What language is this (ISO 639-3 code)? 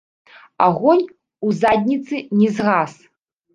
bel